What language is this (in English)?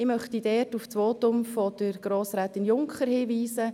Swiss German